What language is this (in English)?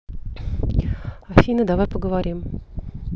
Russian